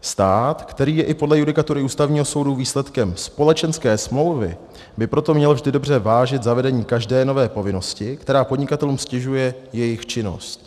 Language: Czech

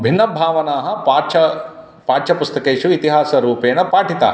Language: Sanskrit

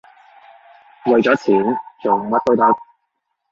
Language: Cantonese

